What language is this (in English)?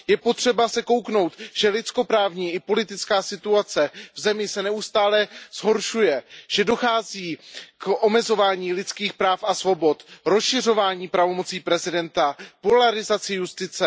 Czech